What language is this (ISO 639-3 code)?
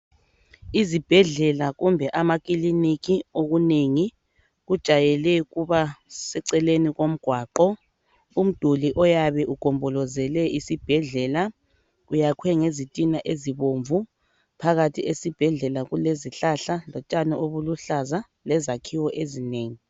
nde